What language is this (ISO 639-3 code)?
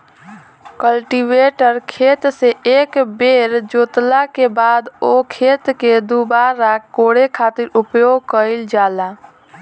bho